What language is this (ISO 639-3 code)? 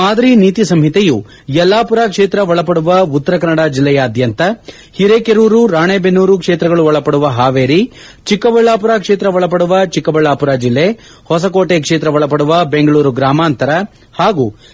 kan